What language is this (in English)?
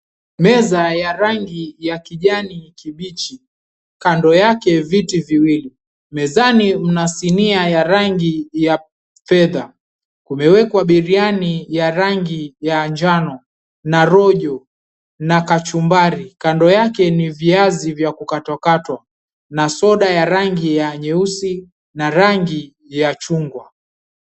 Swahili